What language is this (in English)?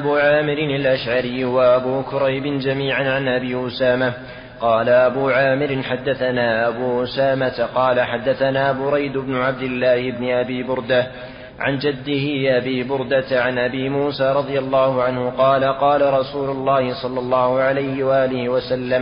Arabic